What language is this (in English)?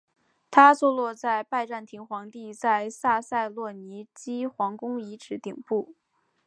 Chinese